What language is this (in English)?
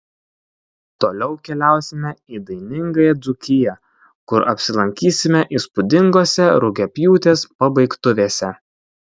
Lithuanian